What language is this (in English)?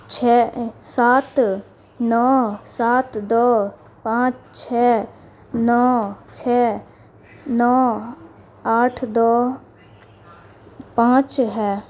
Urdu